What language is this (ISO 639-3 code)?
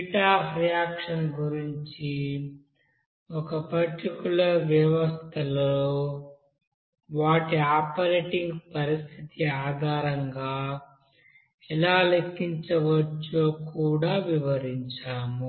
tel